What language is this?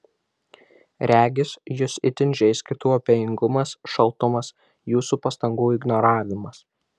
Lithuanian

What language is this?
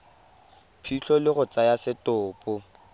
Tswana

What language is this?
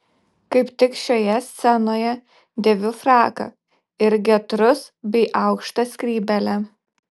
Lithuanian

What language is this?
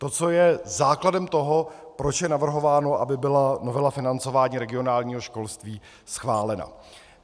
Czech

